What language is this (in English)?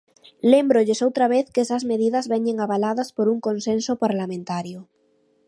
Galician